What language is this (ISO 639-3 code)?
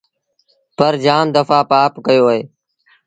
sbn